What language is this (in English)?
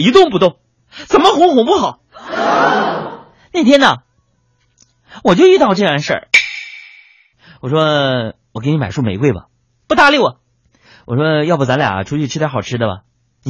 Chinese